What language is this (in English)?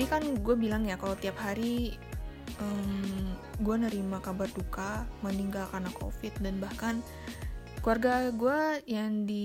Indonesian